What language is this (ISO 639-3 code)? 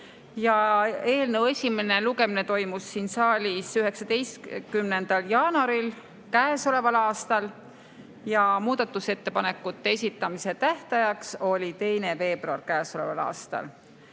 est